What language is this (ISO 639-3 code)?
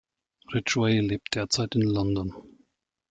deu